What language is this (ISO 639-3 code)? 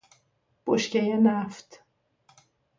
fas